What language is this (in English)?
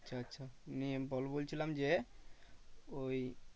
Bangla